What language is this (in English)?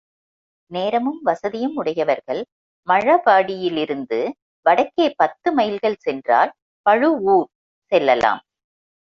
Tamil